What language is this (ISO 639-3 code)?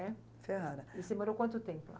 por